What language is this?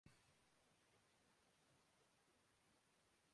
Urdu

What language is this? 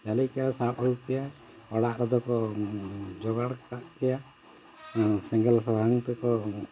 Santali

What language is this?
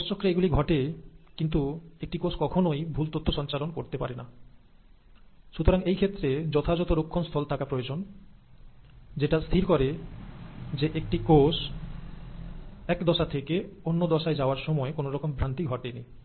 Bangla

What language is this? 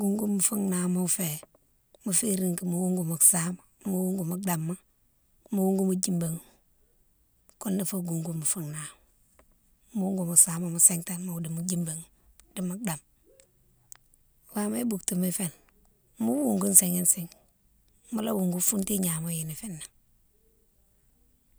Mansoanka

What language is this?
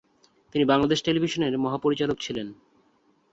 Bangla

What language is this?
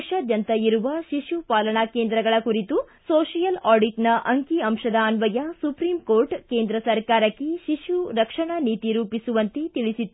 Kannada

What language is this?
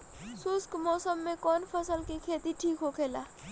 Bhojpuri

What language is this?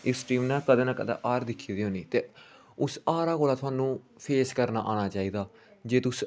Dogri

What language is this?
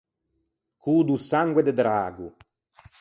Ligurian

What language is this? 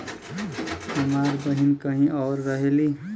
Bhojpuri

